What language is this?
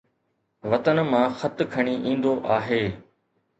Sindhi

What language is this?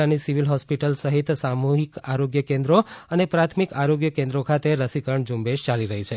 Gujarati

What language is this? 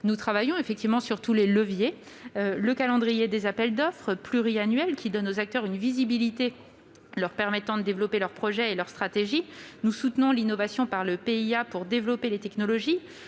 French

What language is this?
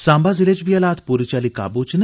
Dogri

